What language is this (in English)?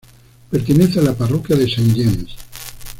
Spanish